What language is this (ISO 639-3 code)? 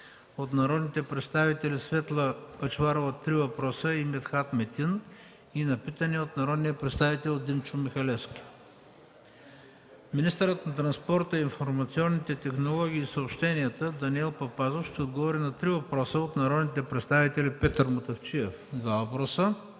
bul